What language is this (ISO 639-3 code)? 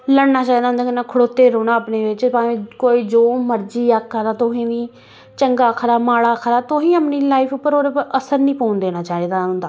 doi